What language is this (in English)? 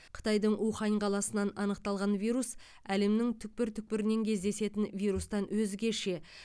Kazakh